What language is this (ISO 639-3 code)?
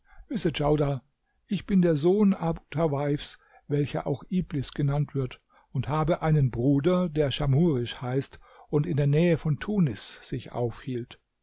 deu